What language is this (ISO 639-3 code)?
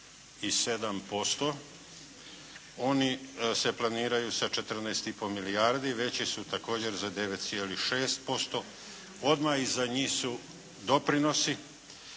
hrv